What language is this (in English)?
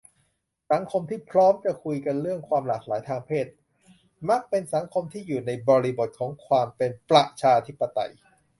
Thai